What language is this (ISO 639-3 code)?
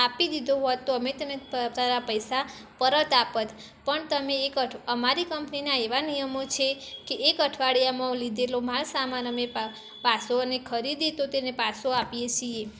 guj